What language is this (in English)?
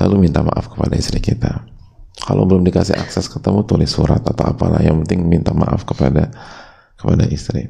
Indonesian